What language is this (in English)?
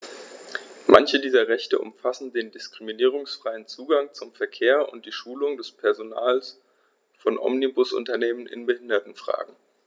German